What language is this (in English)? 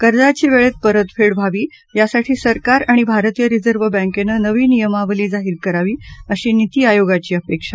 Marathi